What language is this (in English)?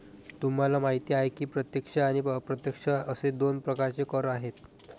Marathi